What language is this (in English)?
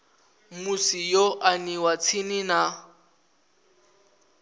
Venda